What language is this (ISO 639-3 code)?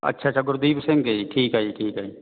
pan